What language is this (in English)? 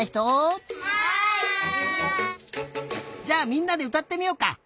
Japanese